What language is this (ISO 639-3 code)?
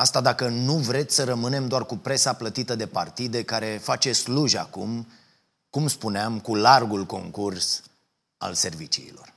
ron